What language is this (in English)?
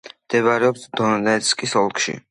Georgian